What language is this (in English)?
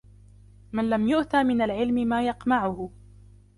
Arabic